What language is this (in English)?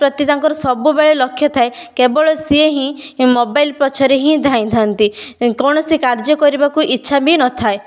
Odia